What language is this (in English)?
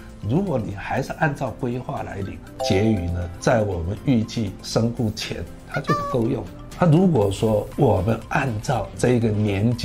Chinese